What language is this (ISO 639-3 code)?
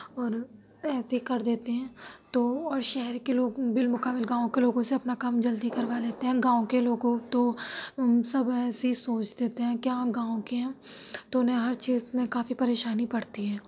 urd